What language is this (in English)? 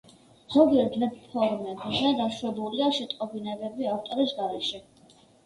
Georgian